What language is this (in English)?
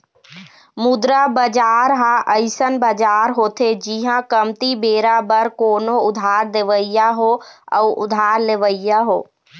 Chhattisgarhi